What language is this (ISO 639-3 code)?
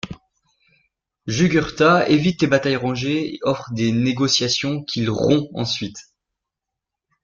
fra